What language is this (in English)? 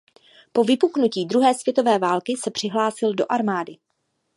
Czech